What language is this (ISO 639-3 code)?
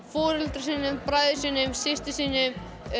isl